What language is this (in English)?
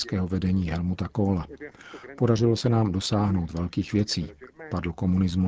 Czech